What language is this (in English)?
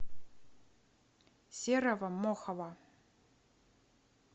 Russian